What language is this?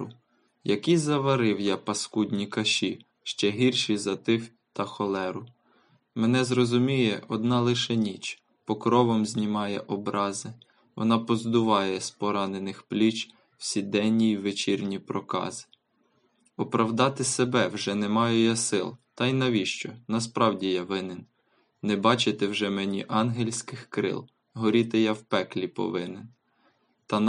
Ukrainian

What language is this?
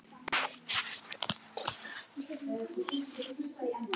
Icelandic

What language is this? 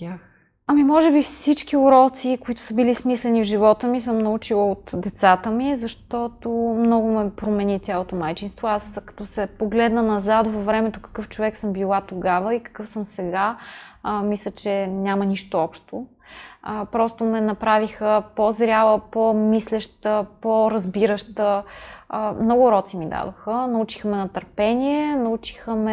Bulgarian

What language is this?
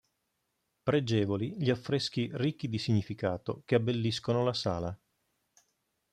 Italian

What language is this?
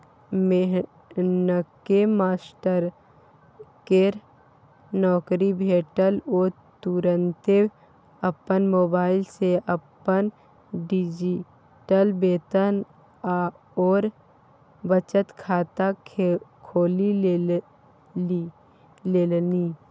Maithili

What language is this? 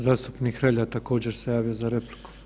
Croatian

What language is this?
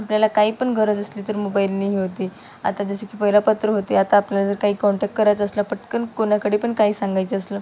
Marathi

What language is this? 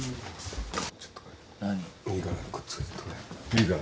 Japanese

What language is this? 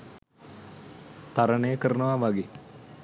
Sinhala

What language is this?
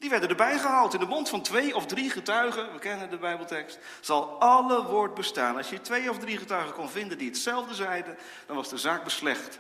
Dutch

